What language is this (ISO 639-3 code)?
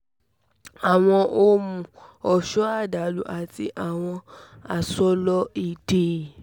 yor